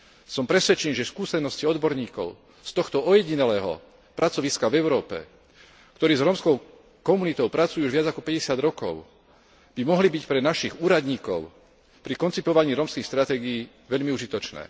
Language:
Slovak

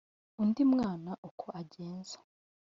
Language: Kinyarwanda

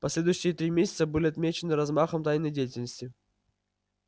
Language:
Russian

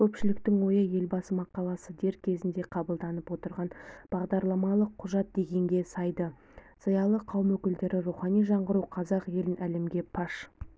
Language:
Kazakh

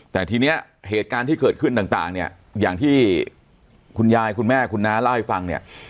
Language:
Thai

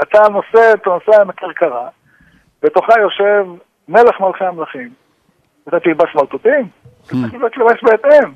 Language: Hebrew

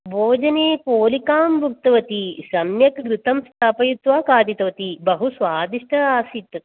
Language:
Sanskrit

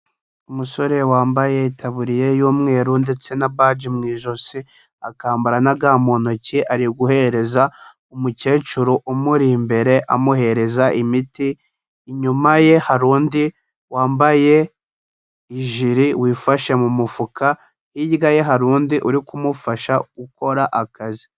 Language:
Kinyarwanda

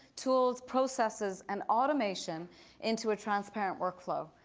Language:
English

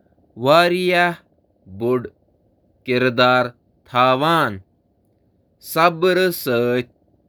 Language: Kashmiri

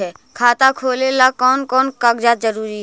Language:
Magahi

